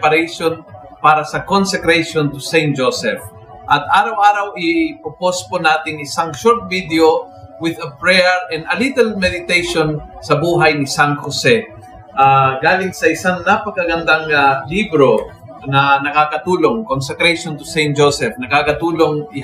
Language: Filipino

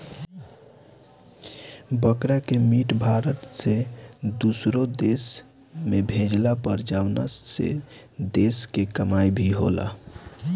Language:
Bhojpuri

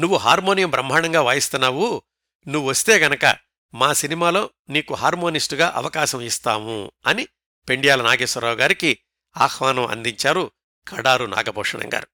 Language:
Telugu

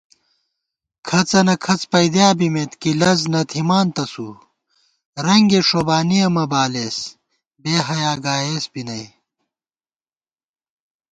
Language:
Gawar-Bati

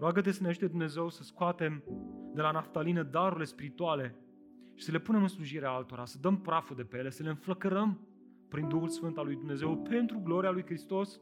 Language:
Romanian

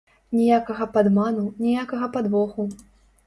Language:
Belarusian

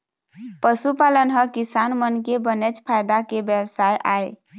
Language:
Chhattisgarhi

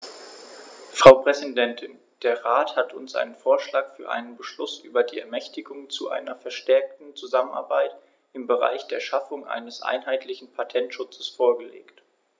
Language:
German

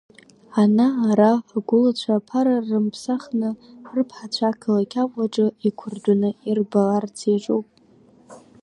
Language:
Abkhazian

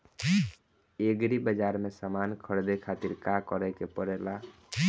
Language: Bhojpuri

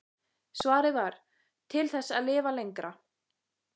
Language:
Icelandic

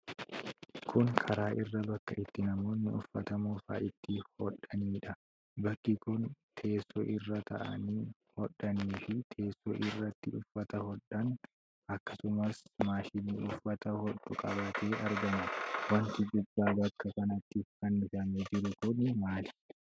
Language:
Oromo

